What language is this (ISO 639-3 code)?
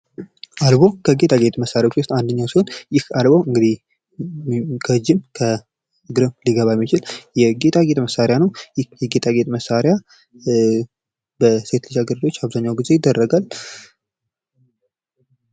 amh